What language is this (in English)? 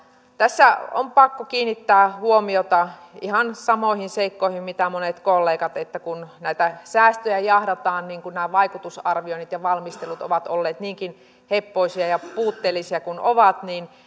Finnish